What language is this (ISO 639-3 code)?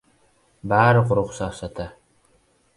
uzb